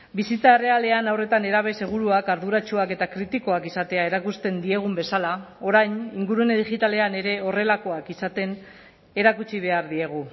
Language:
Basque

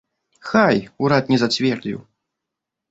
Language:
Belarusian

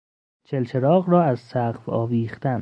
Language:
Persian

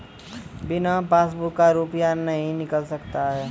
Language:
Maithili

